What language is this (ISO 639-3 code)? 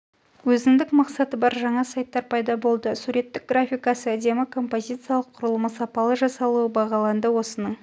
kaz